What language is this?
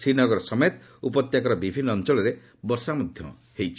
Odia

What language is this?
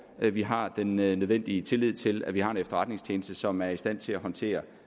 Danish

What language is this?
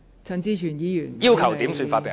Cantonese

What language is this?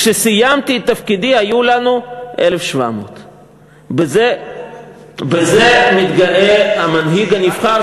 Hebrew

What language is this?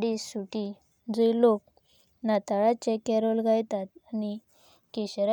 Konkani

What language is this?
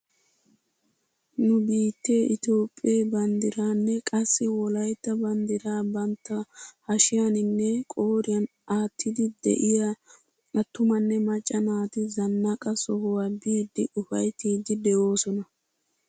Wolaytta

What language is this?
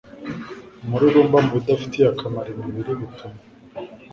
Kinyarwanda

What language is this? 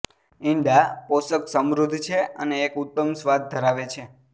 Gujarati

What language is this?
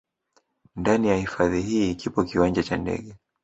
Swahili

